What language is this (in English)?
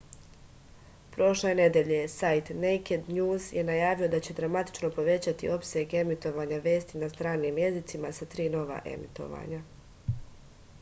Serbian